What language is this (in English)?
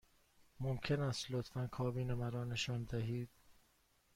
Persian